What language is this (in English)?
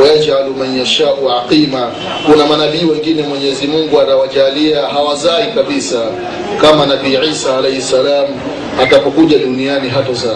Swahili